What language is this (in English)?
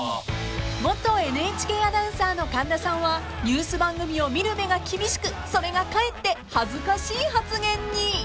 Japanese